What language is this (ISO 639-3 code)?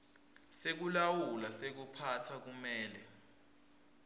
ssw